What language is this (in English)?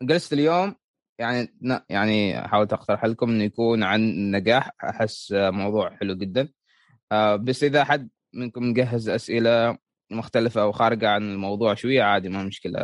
Arabic